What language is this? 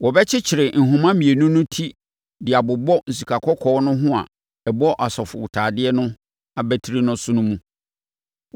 Akan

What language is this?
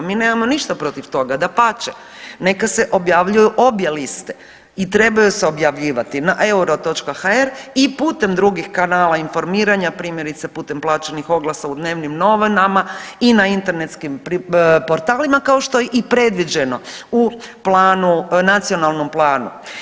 Croatian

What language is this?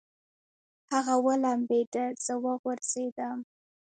Pashto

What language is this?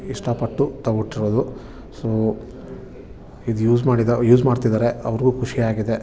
Kannada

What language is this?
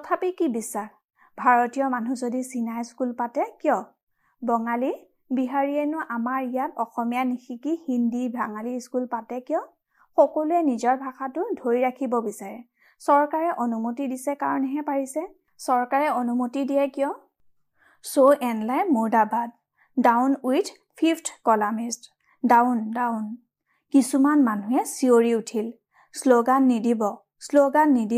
Hindi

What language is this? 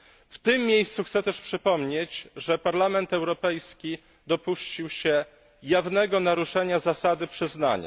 Polish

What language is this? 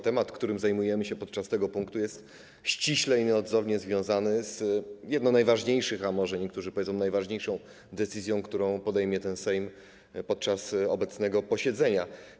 Polish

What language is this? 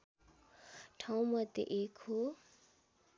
Nepali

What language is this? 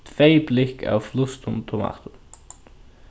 Faroese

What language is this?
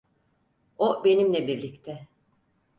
Turkish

